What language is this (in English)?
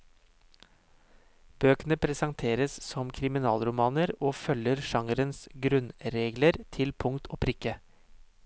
Norwegian